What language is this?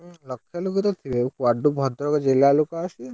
Odia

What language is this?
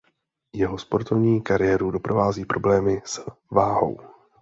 Czech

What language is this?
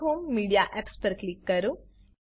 Gujarati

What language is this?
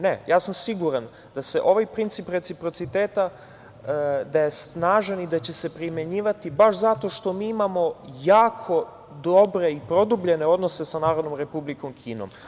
Serbian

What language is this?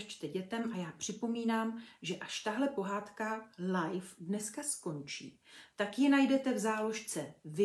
Czech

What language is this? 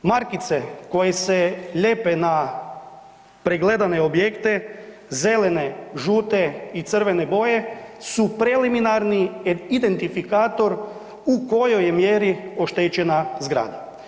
Croatian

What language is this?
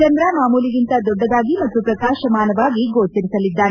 Kannada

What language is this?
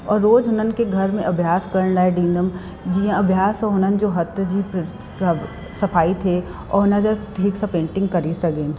Sindhi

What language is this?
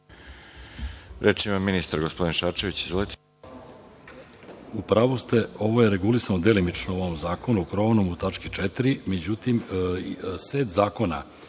Serbian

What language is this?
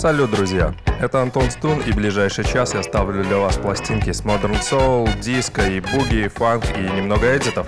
Russian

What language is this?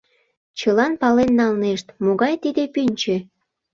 Mari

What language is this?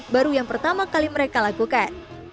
Indonesian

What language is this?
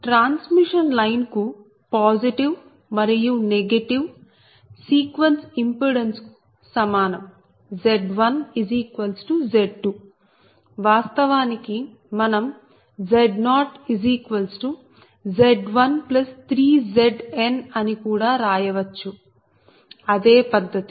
Telugu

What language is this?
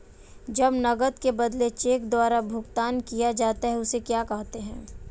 Hindi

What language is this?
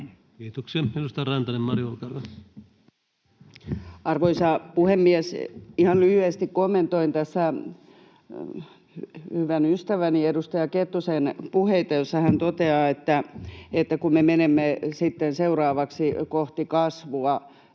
Finnish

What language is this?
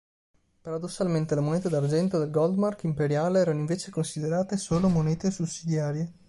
Italian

